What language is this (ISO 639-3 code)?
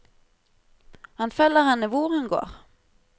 nor